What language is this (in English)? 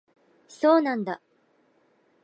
Japanese